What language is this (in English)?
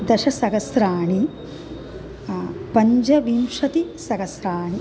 Sanskrit